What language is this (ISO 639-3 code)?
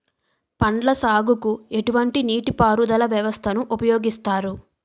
tel